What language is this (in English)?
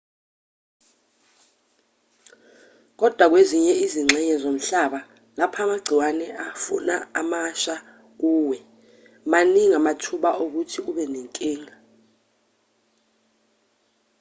Zulu